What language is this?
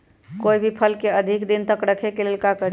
Magahi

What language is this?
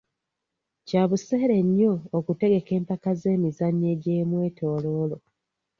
Ganda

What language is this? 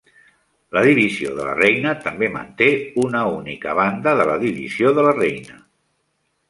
Catalan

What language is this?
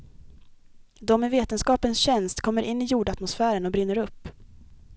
Swedish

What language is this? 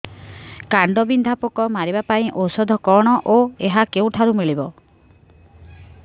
Odia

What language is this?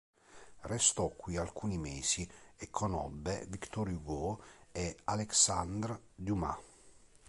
Italian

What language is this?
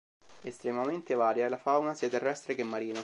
Italian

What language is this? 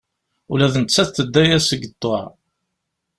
Kabyle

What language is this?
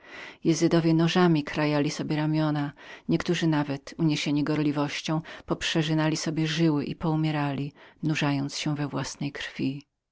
Polish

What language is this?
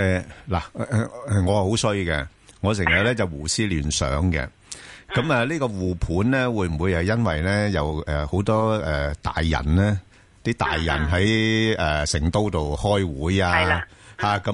Chinese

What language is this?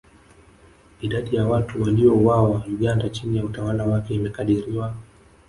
Swahili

